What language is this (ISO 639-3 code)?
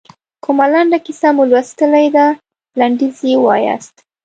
pus